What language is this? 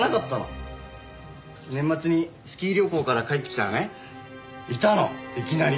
Japanese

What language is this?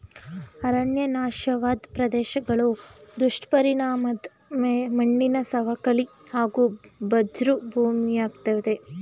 Kannada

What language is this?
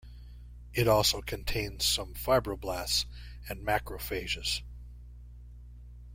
English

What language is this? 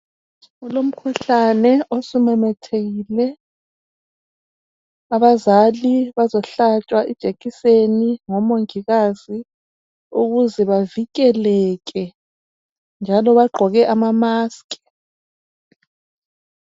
North Ndebele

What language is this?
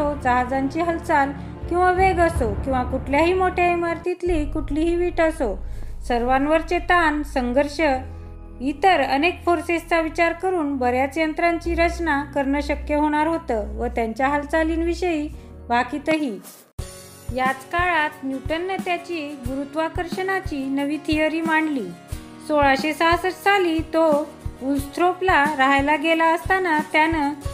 Marathi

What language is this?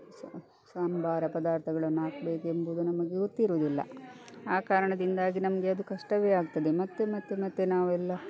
Kannada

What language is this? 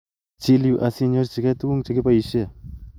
Kalenjin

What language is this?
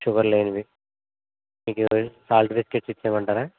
Telugu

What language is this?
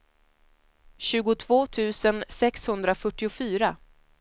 Swedish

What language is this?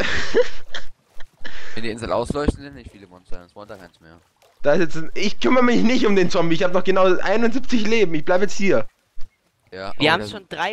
German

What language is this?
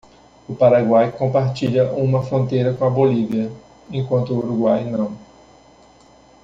Portuguese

